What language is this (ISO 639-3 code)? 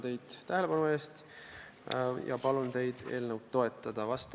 est